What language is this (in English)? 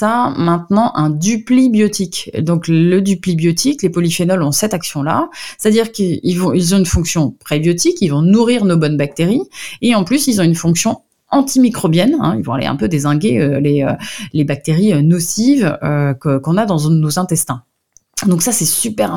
French